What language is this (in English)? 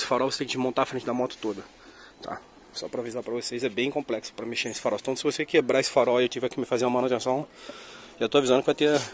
Portuguese